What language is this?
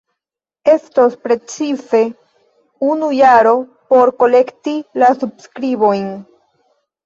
Esperanto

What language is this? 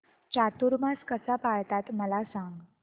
Marathi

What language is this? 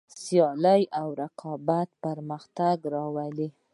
Pashto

